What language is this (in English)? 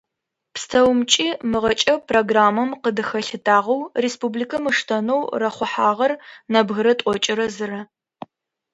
Adyghe